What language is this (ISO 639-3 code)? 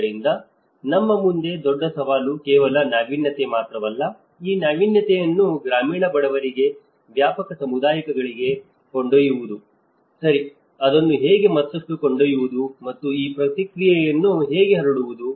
kan